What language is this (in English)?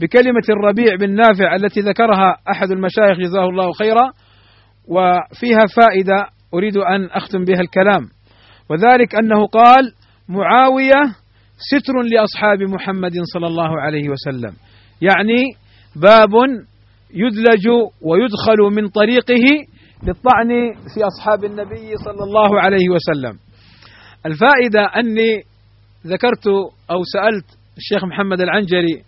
Arabic